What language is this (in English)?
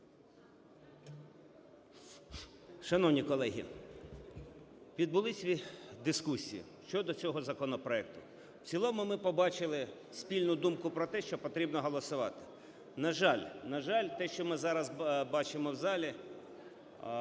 Ukrainian